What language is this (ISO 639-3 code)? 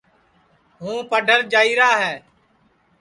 ssi